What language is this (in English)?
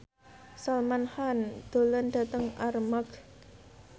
Javanese